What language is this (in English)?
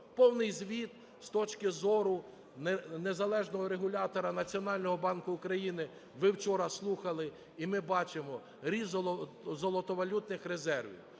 Ukrainian